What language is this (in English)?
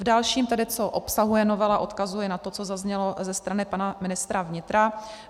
Czech